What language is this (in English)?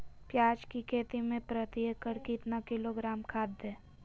Magahi